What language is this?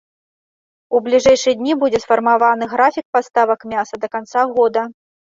Belarusian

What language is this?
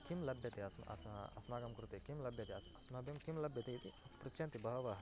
Sanskrit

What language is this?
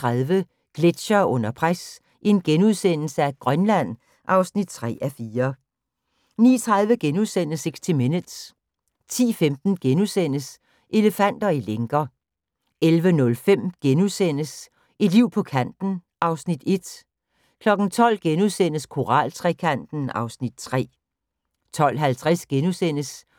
Danish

